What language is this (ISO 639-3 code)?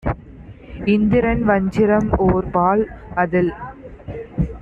tam